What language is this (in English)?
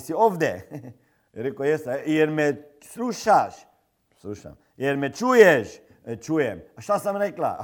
Croatian